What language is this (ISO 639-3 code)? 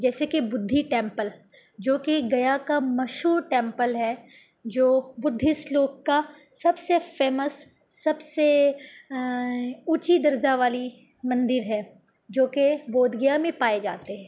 urd